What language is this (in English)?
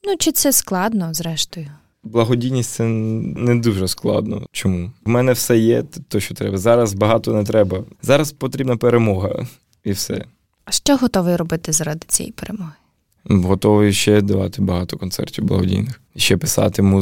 Ukrainian